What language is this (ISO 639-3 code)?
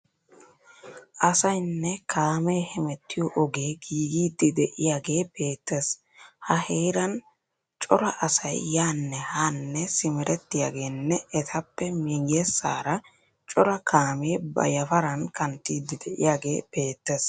wal